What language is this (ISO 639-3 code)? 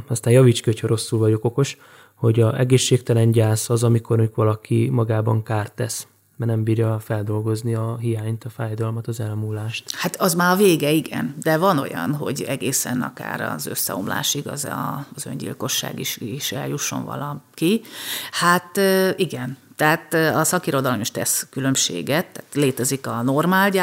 hun